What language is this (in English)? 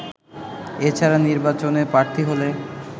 Bangla